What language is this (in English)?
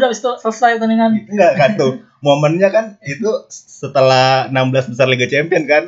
Indonesian